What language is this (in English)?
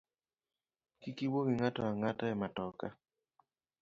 Luo (Kenya and Tanzania)